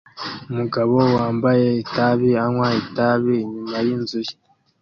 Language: Kinyarwanda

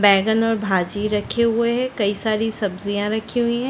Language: Hindi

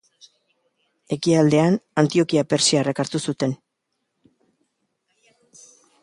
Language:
Basque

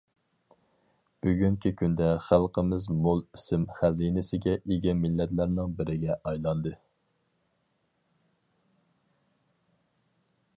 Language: Uyghur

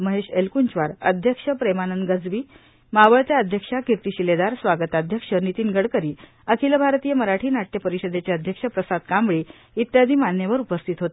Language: Marathi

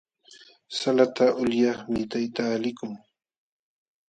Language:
Jauja Wanca Quechua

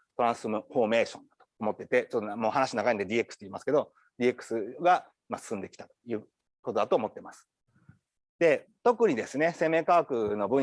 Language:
Japanese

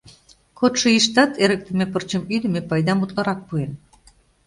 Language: Mari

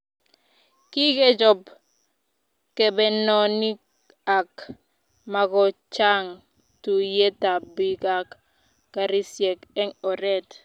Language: Kalenjin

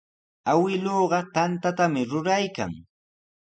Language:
Sihuas Ancash Quechua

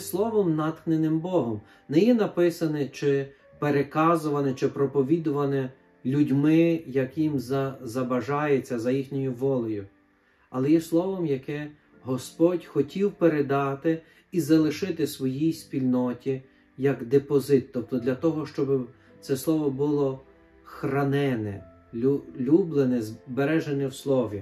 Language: Ukrainian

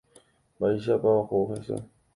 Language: Guarani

